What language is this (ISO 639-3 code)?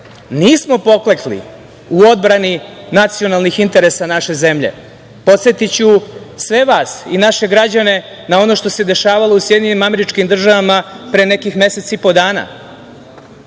srp